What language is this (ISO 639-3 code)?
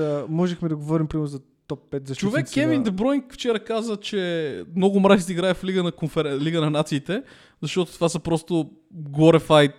bul